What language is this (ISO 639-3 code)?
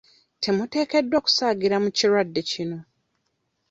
lug